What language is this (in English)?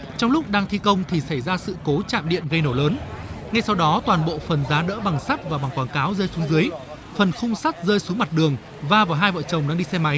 Vietnamese